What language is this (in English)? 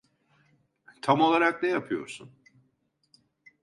Turkish